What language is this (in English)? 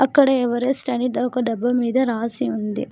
Telugu